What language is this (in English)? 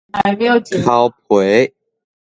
Min Nan Chinese